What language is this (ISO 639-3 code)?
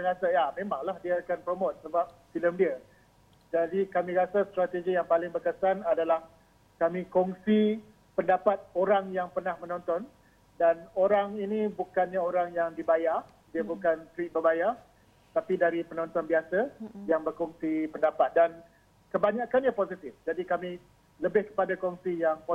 msa